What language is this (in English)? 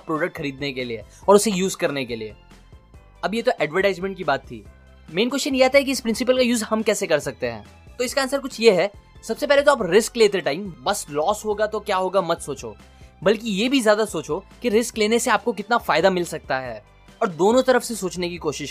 Hindi